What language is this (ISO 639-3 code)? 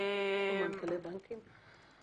heb